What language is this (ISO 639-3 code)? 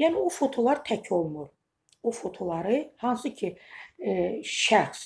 tur